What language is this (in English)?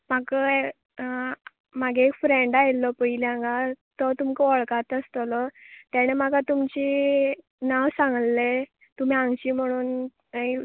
Konkani